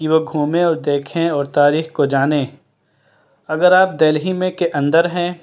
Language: Urdu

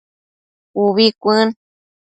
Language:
Matsés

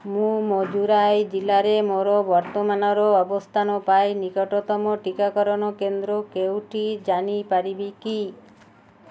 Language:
Odia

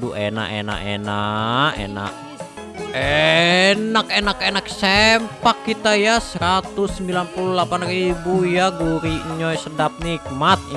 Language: Indonesian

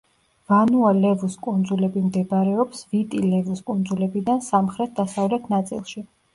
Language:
Georgian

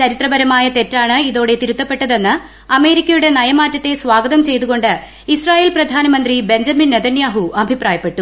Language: Malayalam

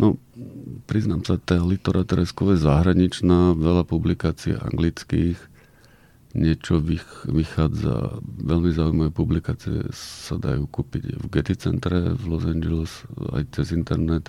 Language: Slovak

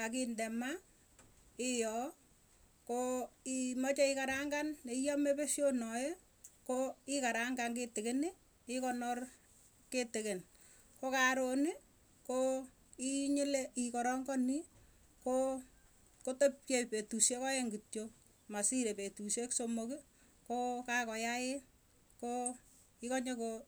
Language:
Tugen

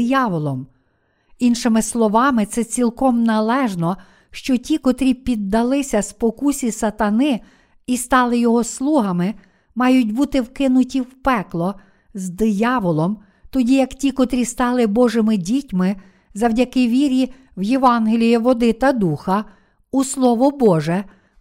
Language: Ukrainian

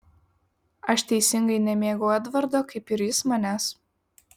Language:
Lithuanian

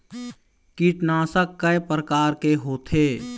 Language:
Chhattisgarhi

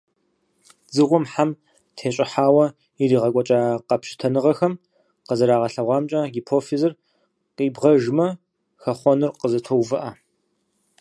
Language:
Kabardian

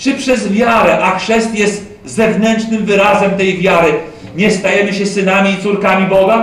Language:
Polish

